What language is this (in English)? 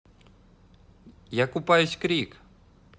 Russian